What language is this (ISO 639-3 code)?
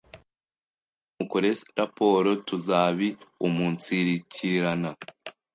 kin